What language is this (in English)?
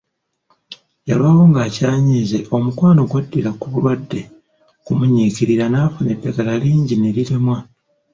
Ganda